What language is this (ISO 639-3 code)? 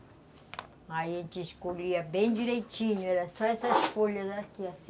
por